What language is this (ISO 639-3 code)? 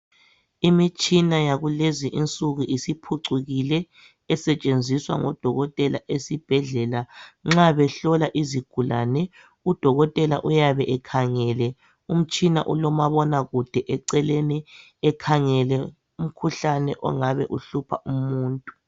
nde